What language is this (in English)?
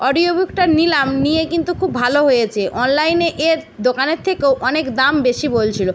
Bangla